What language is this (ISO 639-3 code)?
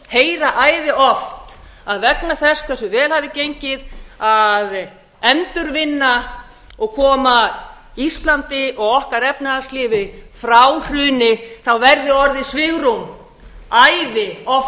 isl